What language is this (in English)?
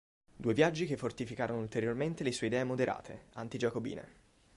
Italian